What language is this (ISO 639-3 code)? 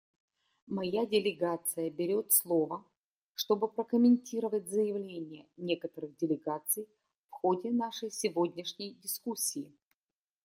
rus